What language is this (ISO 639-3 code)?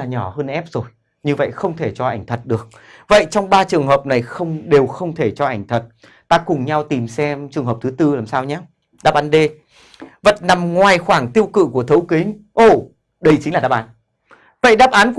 vie